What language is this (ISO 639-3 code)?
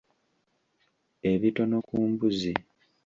lug